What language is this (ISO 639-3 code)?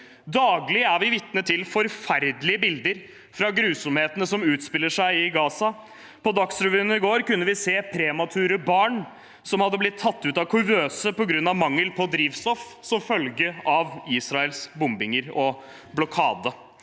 nor